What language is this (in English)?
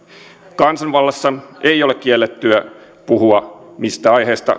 Finnish